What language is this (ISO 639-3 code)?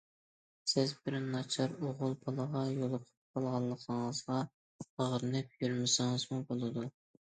uig